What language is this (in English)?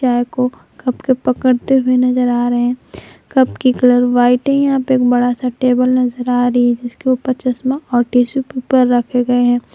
Hindi